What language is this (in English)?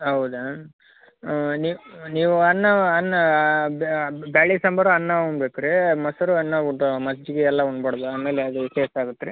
Kannada